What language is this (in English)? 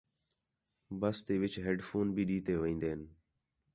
Khetrani